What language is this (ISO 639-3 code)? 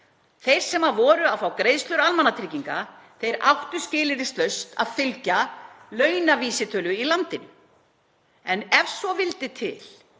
isl